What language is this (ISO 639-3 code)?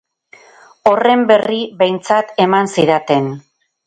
eus